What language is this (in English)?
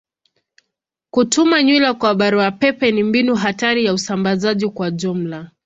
Swahili